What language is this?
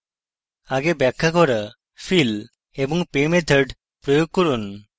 Bangla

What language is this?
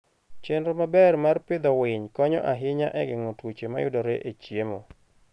Luo (Kenya and Tanzania)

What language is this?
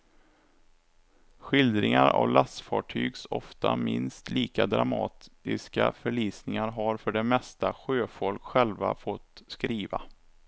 Swedish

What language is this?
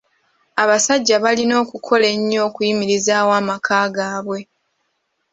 Ganda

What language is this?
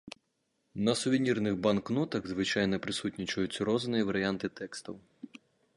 Belarusian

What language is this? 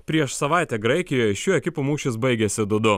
Lithuanian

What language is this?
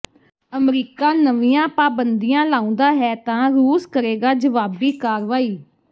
Punjabi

